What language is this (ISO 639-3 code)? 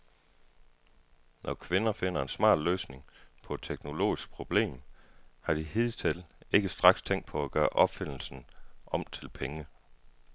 dan